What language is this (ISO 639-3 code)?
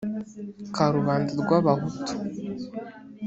kin